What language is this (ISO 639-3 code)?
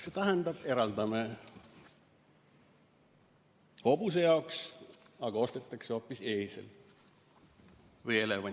est